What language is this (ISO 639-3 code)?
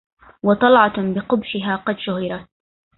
ara